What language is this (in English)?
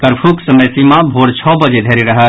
Maithili